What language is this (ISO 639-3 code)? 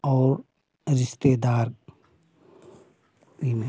hin